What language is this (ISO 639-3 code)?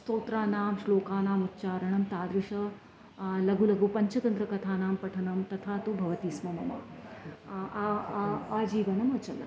san